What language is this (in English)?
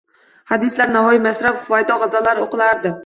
Uzbek